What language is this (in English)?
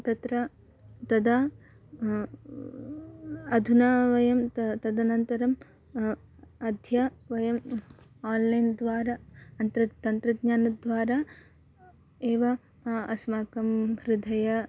Sanskrit